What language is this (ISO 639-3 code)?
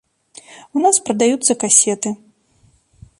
bel